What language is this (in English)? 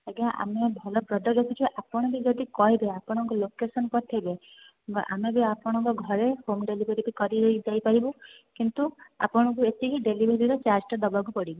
Odia